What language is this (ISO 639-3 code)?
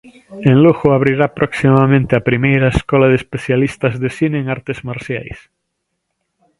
glg